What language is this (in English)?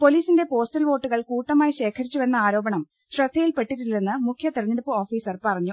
Malayalam